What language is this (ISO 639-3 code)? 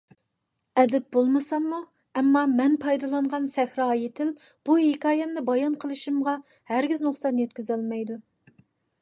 uig